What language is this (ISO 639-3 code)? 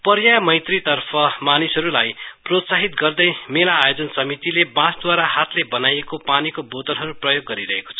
nep